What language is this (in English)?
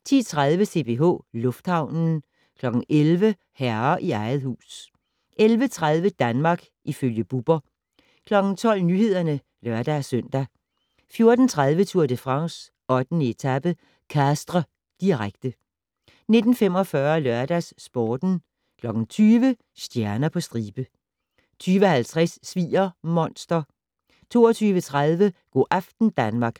Danish